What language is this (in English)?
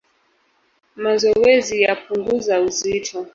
Swahili